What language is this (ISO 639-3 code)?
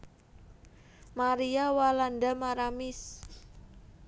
jav